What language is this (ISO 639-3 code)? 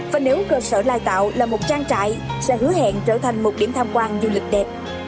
vie